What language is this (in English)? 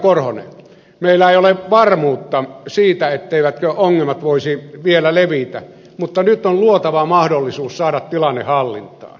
Finnish